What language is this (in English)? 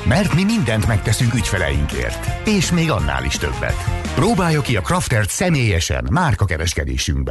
Hungarian